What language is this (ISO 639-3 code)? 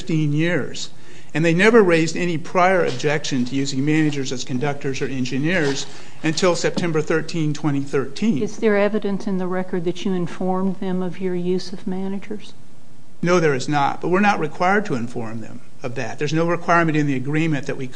eng